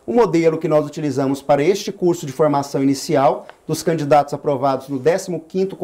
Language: Portuguese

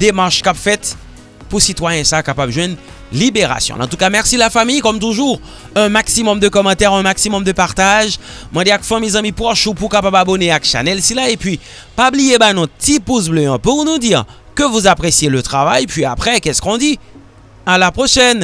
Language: French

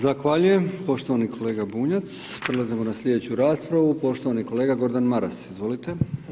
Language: Croatian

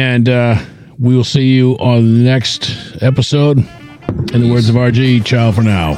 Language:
English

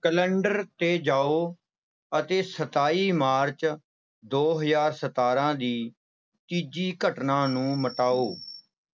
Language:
Punjabi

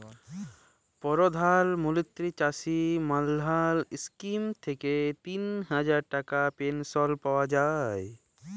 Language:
Bangla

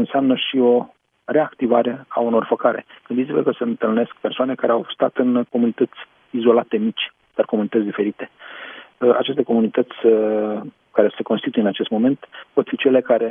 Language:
Romanian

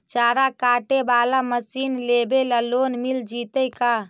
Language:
Magahi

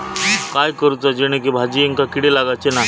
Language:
Marathi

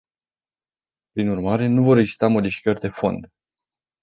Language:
Romanian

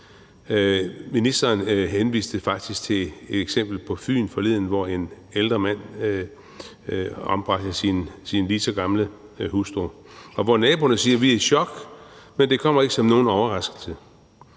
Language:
Danish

